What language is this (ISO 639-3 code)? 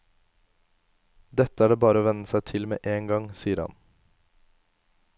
nor